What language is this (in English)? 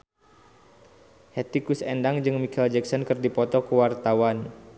Sundanese